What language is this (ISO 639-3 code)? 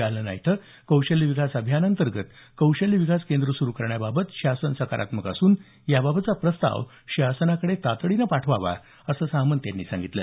mar